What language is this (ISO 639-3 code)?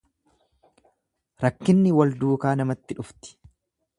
orm